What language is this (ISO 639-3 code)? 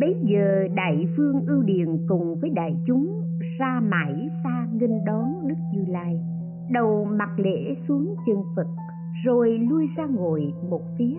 vie